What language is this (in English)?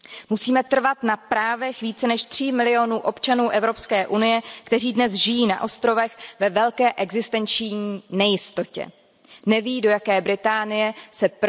Czech